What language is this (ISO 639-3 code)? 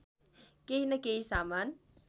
nep